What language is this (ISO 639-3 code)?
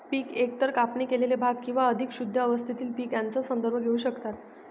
mar